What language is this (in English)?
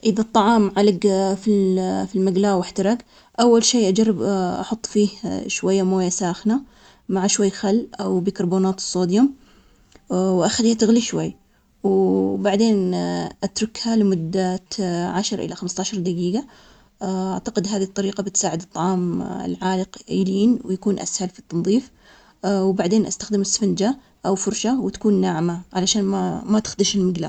Omani Arabic